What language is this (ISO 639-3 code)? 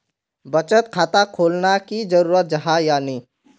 mag